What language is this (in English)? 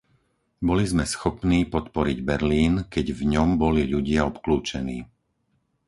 Slovak